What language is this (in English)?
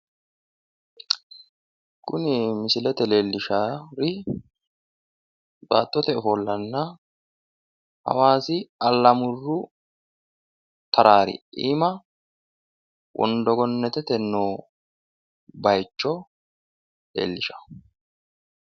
Sidamo